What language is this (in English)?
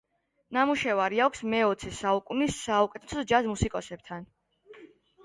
Georgian